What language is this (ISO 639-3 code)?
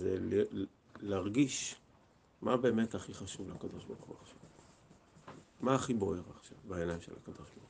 heb